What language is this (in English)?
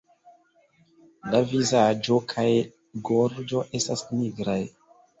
Esperanto